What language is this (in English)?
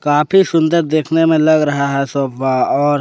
Hindi